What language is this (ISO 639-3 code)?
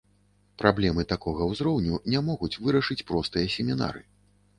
bel